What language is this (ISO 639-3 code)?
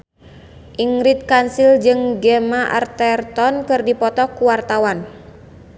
sun